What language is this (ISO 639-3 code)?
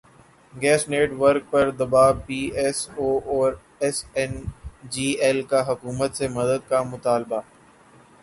urd